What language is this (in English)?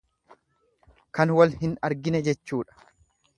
Oromo